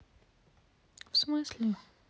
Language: Russian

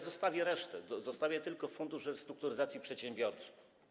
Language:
Polish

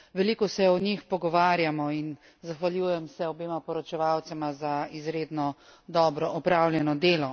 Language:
Slovenian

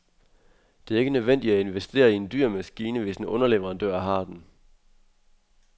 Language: Danish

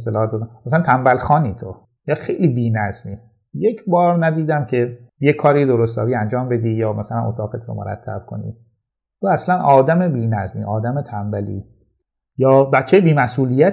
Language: Persian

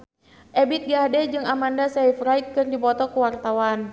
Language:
Sundanese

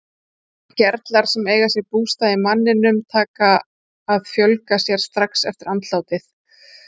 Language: Icelandic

